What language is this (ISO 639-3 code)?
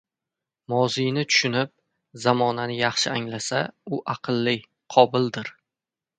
uzb